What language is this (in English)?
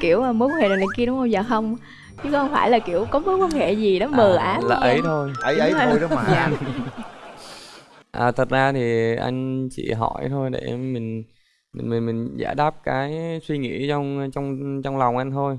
Vietnamese